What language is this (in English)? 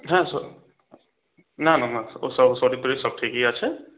Bangla